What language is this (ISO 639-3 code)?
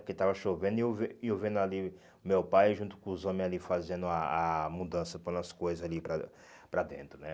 por